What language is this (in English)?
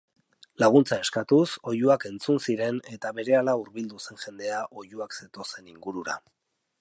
Basque